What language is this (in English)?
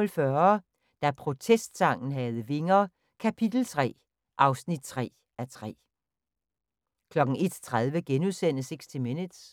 Danish